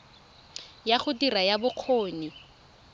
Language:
Tswana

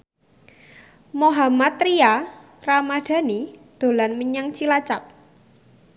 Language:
Javanese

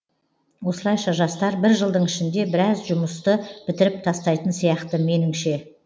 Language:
Kazakh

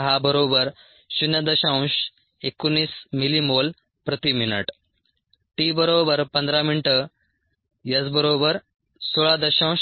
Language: Marathi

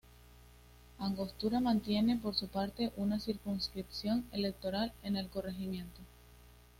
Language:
Spanish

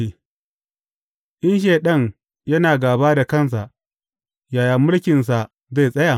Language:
Hausa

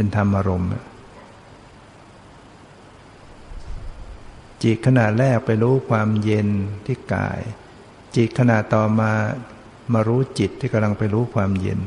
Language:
Thai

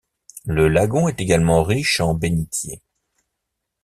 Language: French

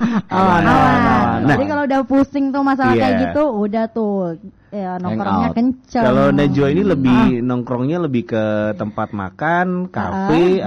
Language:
Indonesian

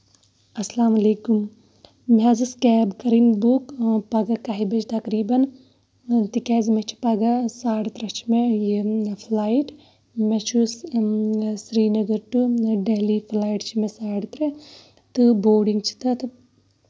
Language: Kashmiri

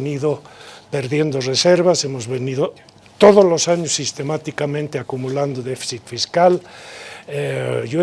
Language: Spanish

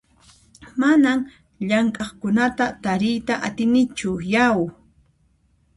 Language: Puno Quechua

